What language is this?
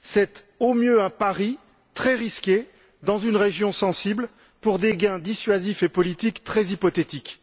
French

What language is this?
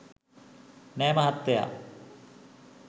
Sinhala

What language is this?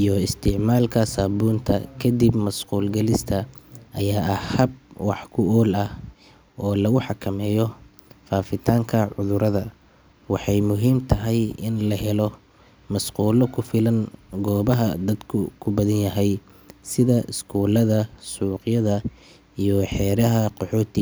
Somali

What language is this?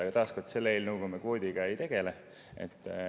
Estonian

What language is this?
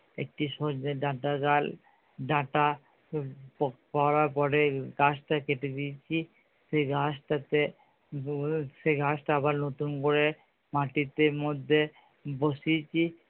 Bangla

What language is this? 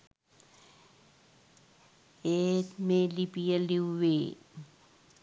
Sinhala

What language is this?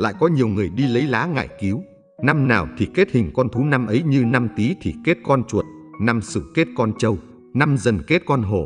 Vietnamese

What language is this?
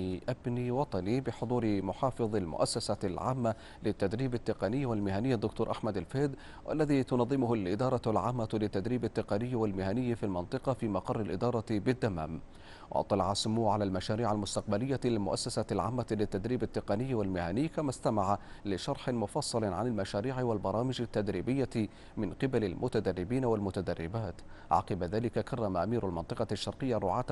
Arabic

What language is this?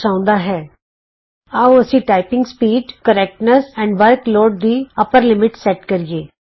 Punjabi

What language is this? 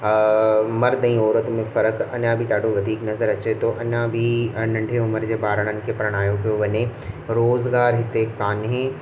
Sindhi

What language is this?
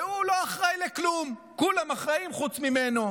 Hebrew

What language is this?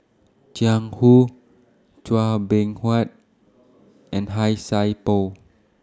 English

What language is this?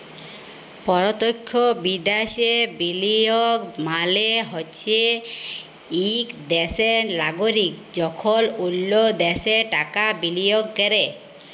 Bangla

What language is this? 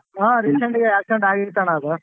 Kannada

